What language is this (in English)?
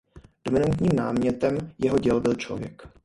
Czech